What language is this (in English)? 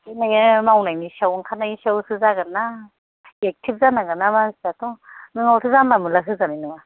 Bodo